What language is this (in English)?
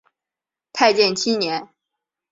Chinese